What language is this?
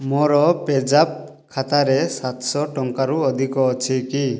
Odia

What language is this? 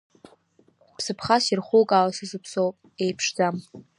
Abkhazian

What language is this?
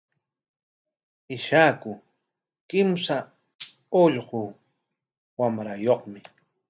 Corongo Ancash Quechua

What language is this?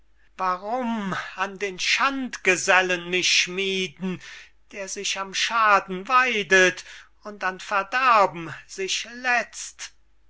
German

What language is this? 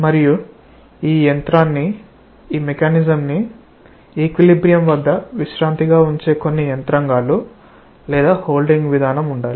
Telugu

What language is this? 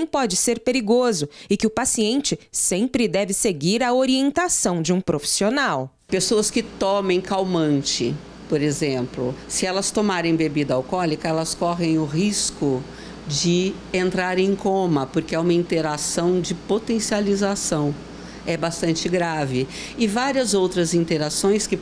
Portuguese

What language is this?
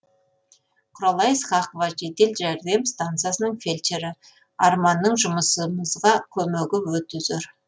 Kazakh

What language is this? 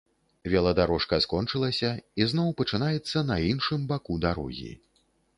Belarusian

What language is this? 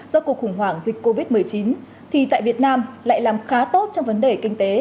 Vietnamese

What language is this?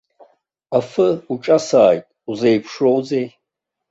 Abkhazian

